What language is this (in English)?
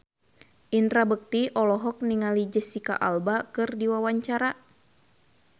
Sundanese